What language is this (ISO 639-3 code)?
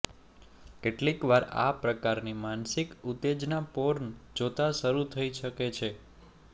guj